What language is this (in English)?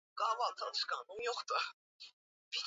Swahili